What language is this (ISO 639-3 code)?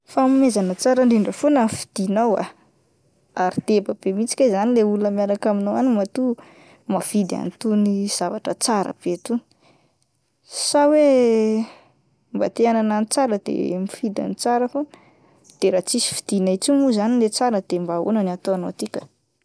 mlg